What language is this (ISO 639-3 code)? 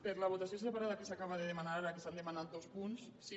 cat